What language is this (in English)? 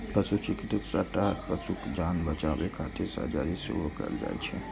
Maithili